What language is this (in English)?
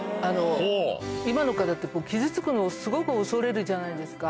Japanese